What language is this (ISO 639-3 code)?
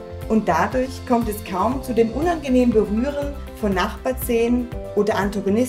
deu